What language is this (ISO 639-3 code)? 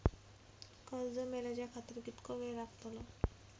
mar